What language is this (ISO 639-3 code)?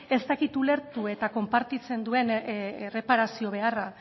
eus